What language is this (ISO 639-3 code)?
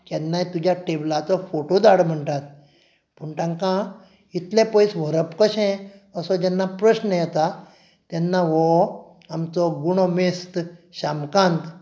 kok